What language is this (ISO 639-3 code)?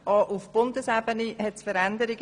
gsw